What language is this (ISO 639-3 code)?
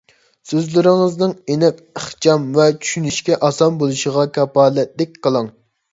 uig